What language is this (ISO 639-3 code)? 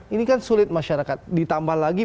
ind